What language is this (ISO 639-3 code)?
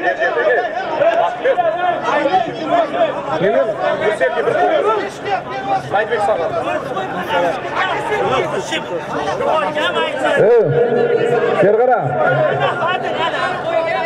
tur